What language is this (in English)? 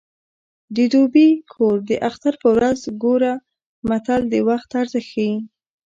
Pashto